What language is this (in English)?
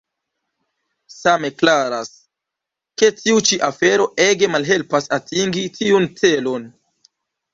Esperanto